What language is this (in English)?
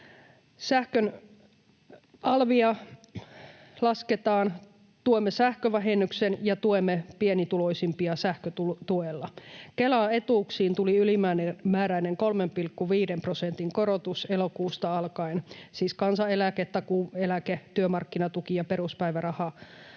Finnish